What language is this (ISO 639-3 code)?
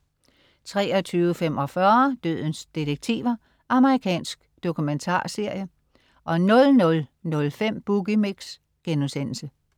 dan